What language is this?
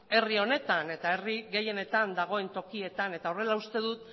Basque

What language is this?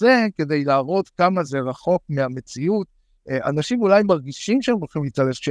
Hebrew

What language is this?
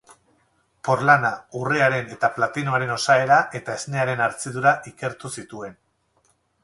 Basque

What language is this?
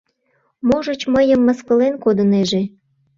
Mari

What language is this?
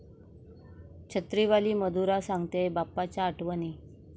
Marathi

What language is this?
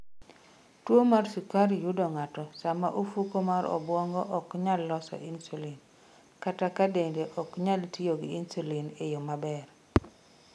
Luo (Kenya and Tanzania)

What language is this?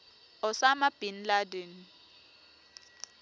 Swati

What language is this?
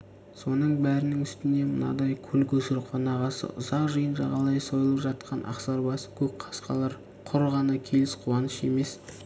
Kazakh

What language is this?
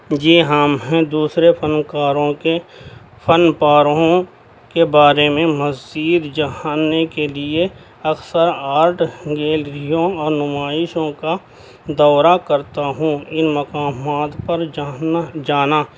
Urdu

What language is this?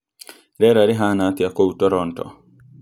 Kikuyu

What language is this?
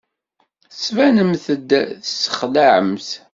Kabyle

